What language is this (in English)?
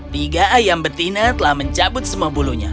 Indonesian